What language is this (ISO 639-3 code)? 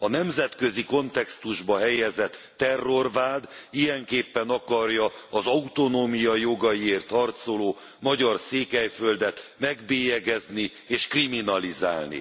hun